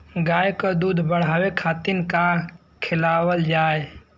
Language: Bhojpuri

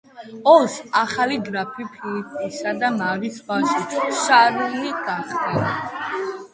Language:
Georgian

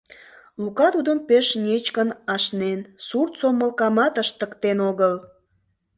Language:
Mari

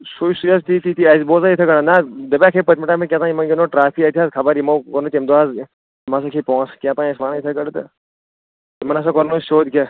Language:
Kashmiri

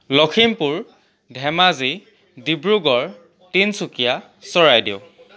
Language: Assamese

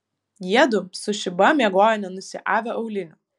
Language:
Lithuanian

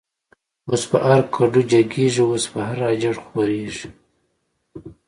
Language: Pashto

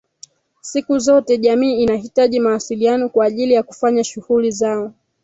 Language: Swahili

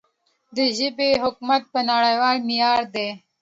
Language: Pashto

